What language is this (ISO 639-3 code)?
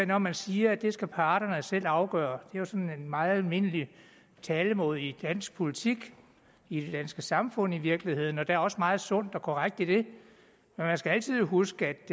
dan